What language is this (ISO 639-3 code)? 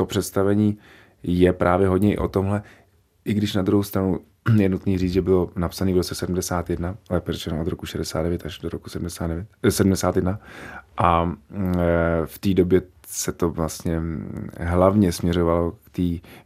ces